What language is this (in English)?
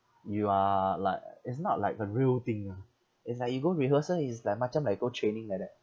English